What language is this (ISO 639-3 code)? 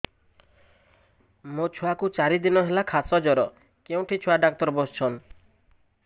ori